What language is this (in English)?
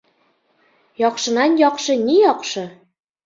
Bashkir